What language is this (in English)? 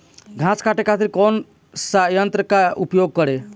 Bhojpuri